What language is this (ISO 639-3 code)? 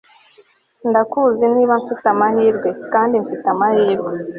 kin